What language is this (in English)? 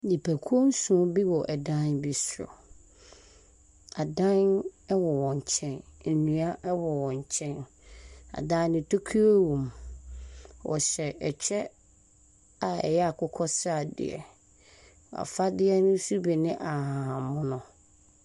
Akan